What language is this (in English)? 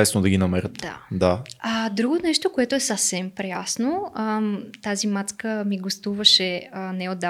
Bulgarian